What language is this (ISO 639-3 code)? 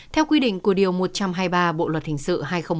vie